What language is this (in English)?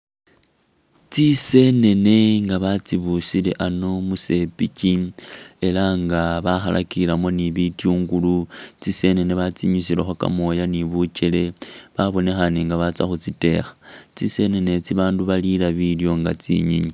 Masaaba